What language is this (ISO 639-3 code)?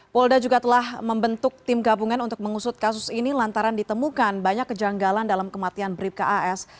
ind